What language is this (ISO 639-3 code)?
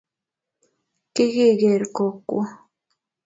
kln